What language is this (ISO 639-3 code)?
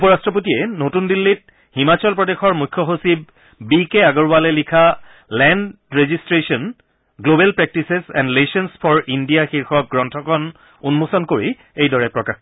asm